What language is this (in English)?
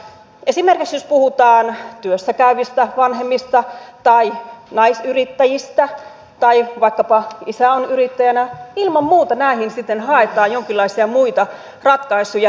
Finnish